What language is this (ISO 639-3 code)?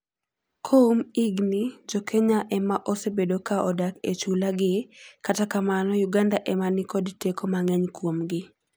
luo